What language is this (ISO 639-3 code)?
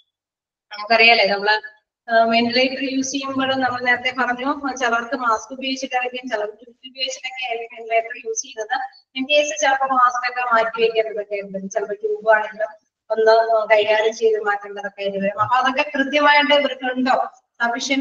mal